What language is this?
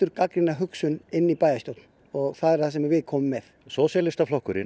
Icelandic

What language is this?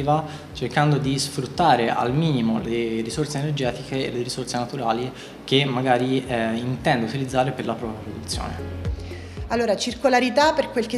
Italian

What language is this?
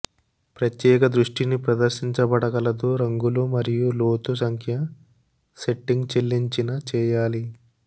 Telugu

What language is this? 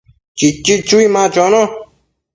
Matsés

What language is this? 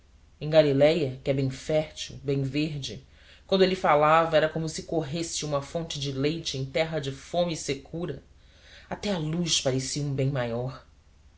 Portuguese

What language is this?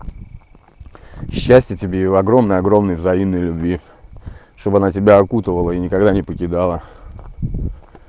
Russian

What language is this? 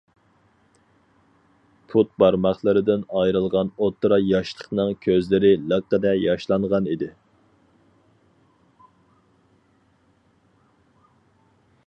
Uyghur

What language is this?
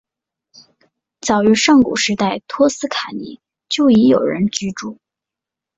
Chinese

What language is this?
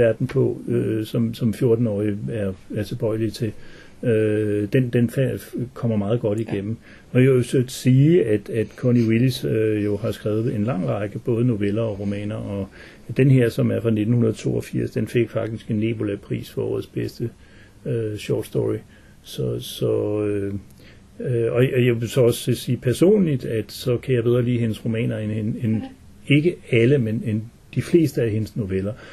Danish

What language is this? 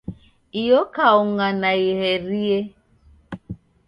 Taita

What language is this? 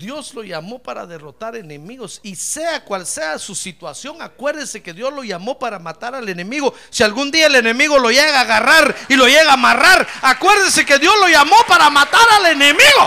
Spanish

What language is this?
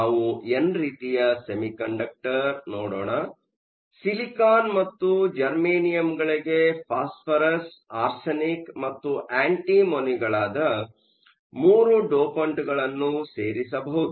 Kannada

